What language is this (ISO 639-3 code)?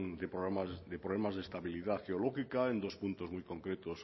spa